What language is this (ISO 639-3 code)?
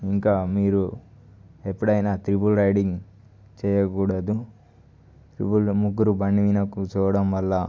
tel